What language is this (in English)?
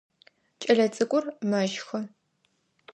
Adyghe